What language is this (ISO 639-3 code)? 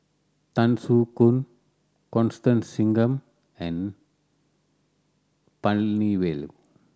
eng